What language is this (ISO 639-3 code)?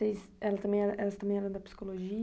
por